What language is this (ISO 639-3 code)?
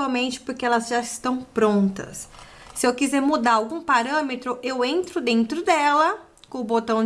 por